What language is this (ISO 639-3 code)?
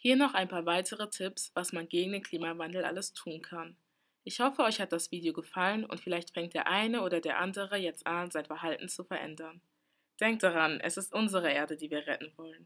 deu